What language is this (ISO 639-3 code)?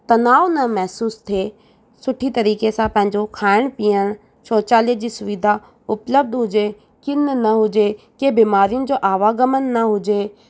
snd